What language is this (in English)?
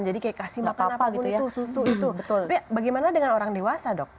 Indonesian